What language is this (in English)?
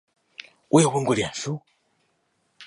Chinese